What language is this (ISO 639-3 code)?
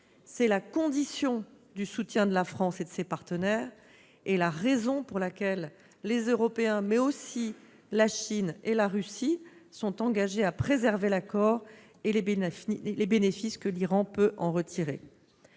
fra